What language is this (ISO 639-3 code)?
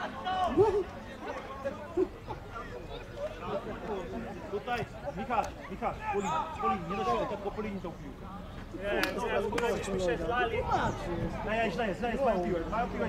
pol